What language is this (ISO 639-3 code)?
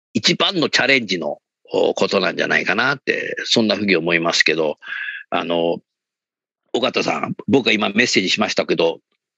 jpn